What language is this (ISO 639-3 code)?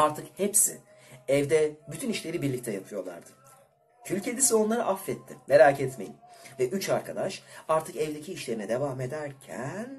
tur